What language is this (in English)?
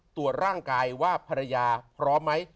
Thai